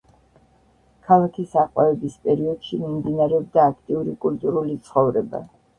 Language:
Georgian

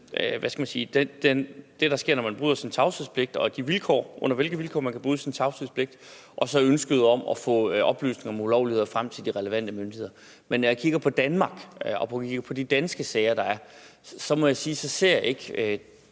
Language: Danish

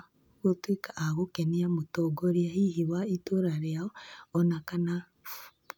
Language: Kikuyu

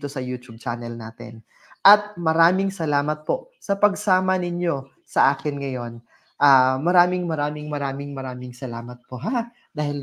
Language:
Filipino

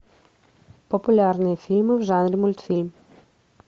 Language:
Russian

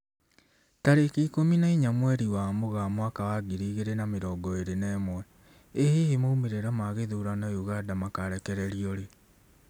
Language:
Kikuyu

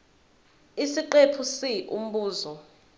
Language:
Zulu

